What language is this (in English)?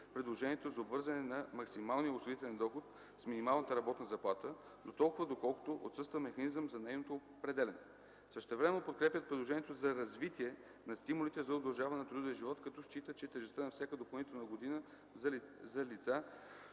Bulgarian